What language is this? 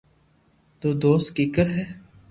Loarki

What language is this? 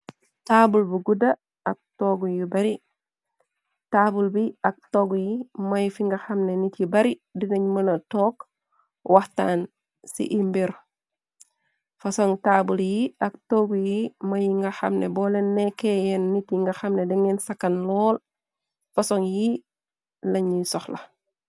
Wolof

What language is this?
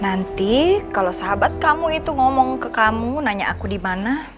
Indonesian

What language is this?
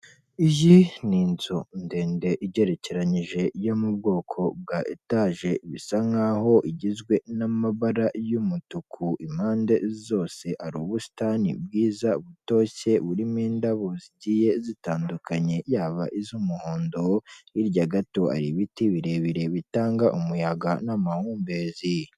Kinyarwanda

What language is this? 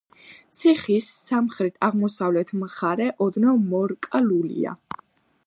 Georgian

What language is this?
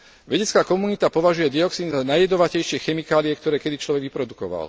Slovak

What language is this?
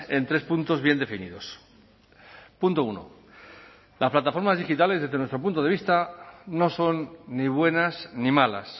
Spanish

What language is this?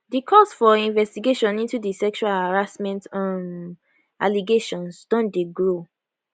Nigerian Pidgin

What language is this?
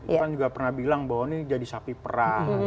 Indonesian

